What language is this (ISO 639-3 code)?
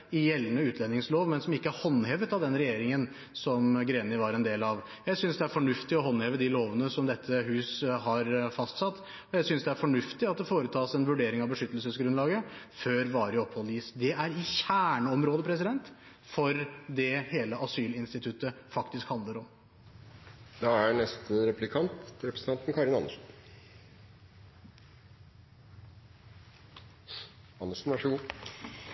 nob